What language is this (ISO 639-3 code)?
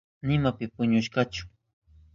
qup